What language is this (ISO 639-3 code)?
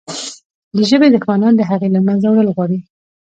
pus